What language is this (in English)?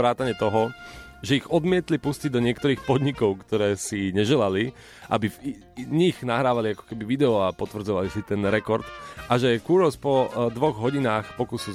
Slovak